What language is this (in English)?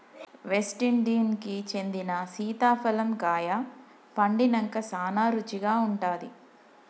Telugu